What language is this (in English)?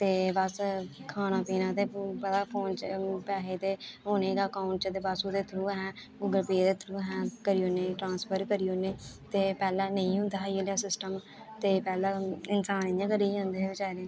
Dogri